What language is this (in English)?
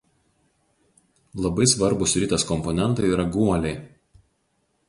Lithuanian